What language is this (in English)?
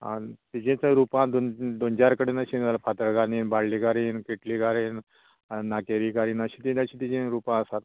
Konkani